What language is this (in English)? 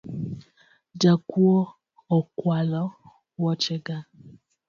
Luo (Kenya and Tanzania)